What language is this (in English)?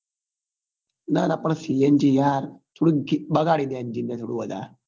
Gujarati